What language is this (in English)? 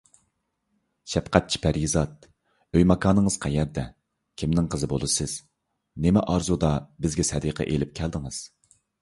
Uyghur